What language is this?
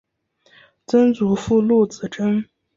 Chinese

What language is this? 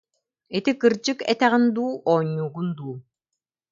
Yakut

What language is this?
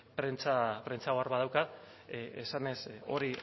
Basque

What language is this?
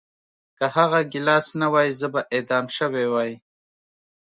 Pashto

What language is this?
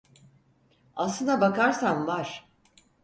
Turkish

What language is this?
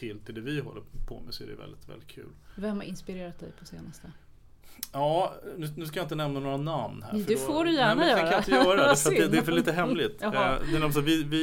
Swedish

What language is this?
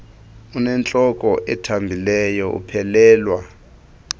Xhosa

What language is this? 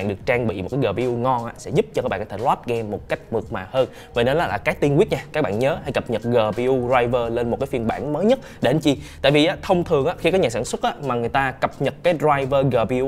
Vietnamese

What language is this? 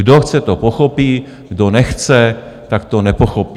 Czech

